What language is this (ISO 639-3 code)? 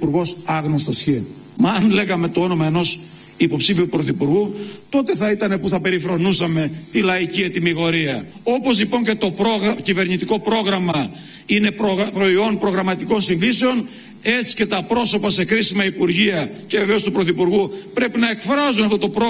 ell